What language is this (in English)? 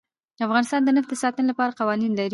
Pashto